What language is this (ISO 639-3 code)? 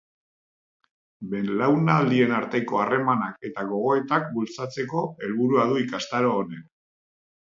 eus